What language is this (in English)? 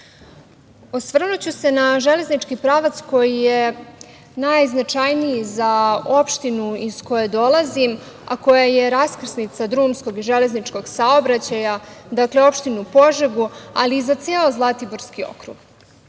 Serbian